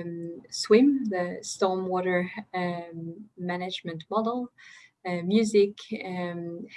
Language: English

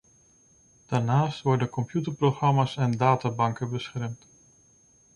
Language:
Dutch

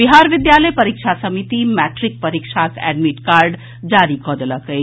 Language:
Maithili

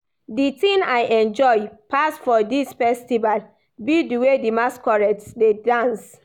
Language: Nigerian Pidgin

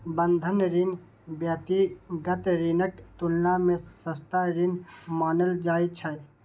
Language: Maithili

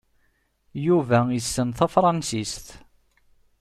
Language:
Kabyle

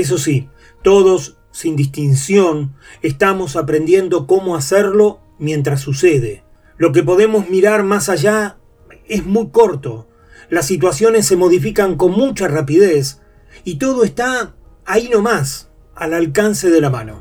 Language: Spanish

